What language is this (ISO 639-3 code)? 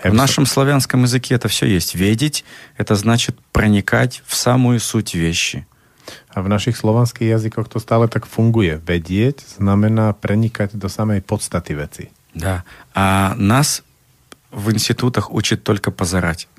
slk